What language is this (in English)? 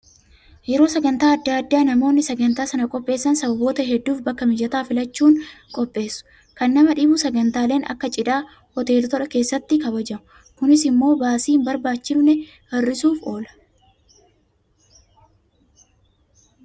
Oromo